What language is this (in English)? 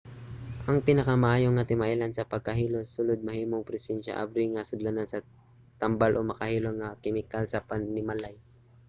Cebuano